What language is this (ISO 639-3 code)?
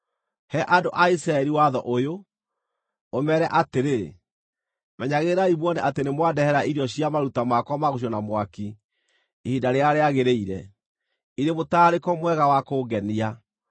kik